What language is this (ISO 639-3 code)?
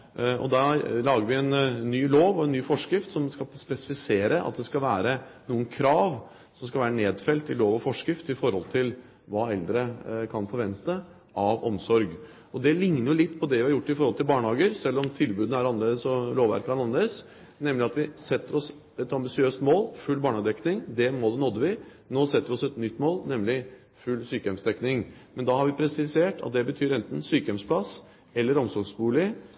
nob